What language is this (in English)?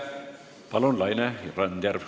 Estonian